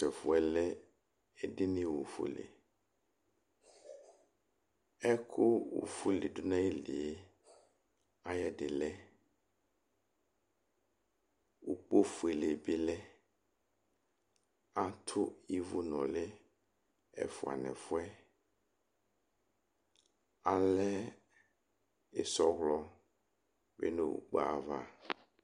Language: Ikposo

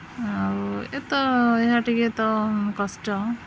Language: Odia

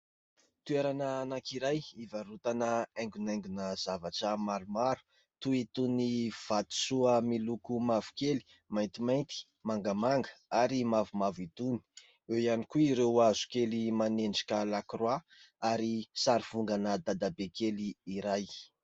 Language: Malagasy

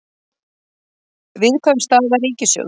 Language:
Icelandic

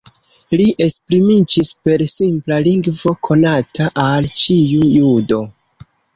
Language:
Esperanto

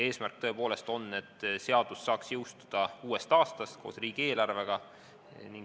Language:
Estonian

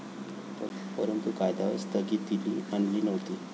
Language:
Marathi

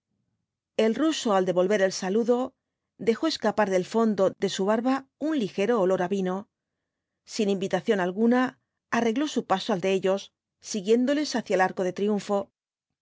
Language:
Spanish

